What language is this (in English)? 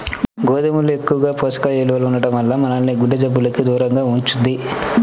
Telugu